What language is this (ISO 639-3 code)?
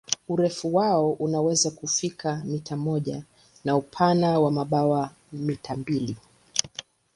swa